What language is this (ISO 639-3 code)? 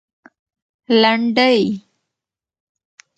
pus